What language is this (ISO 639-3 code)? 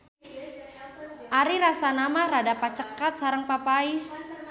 sun